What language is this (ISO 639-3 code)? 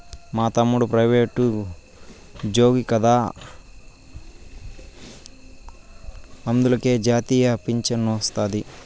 tel